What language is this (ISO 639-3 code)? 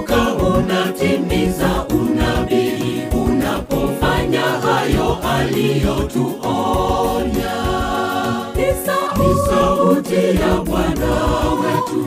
swa